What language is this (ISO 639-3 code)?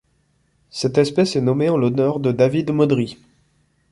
fra